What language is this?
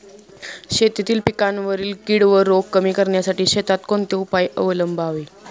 Marathi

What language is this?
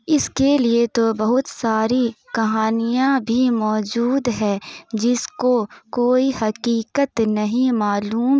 Urdu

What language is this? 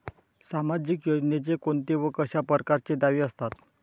Marathi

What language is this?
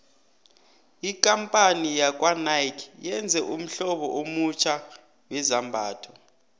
South Ndebele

